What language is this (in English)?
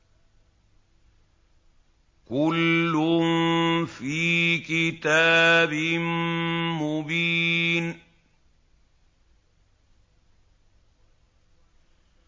Arabic